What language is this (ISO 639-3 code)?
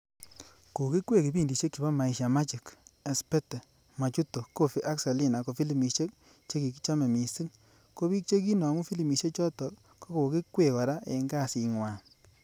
kln